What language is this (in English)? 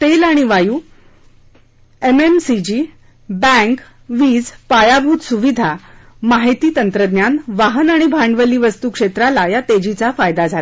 Marathi